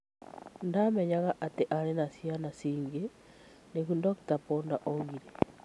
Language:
Kikuyu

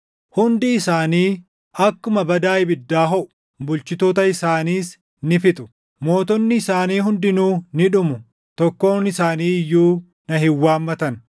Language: Oromo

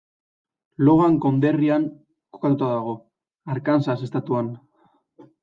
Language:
Basque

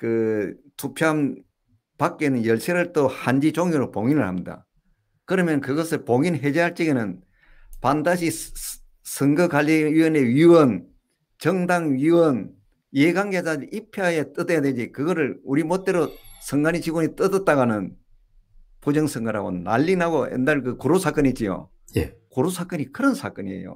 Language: Korean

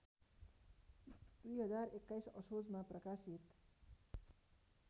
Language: Nepali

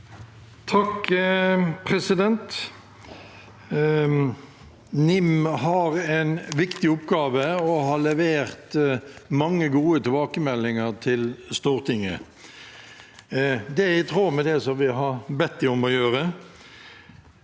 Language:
Norwegian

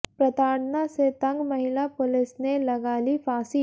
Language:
Hindi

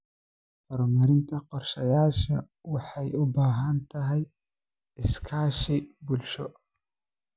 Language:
Somali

